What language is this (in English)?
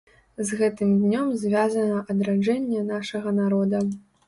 Belarusian